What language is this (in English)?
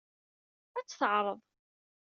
Kabyle